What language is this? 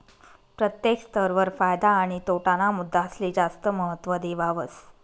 Marathi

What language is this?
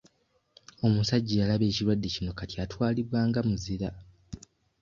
Ganda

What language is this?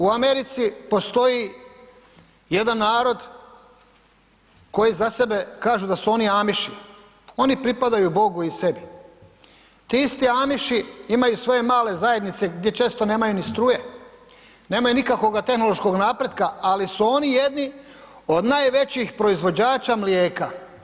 Croatian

